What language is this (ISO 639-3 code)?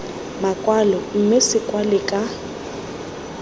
tsn